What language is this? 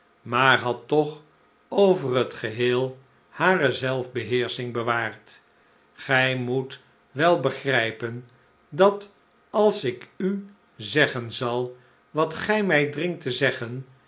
Dutch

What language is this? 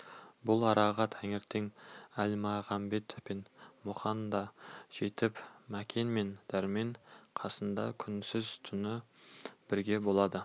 Kazakh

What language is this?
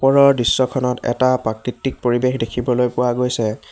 Assamese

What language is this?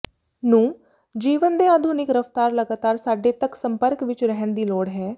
Punjabi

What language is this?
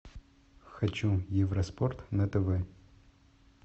Russian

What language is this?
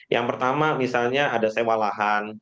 Indonesian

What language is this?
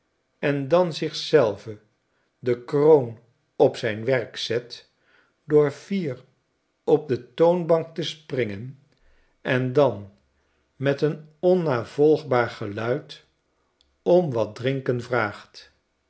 Dutch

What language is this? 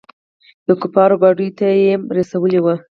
Pashto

